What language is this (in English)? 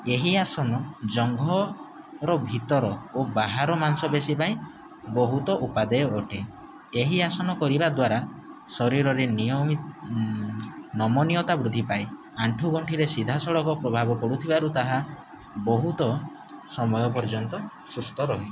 Odia